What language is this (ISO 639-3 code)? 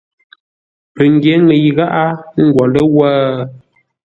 nla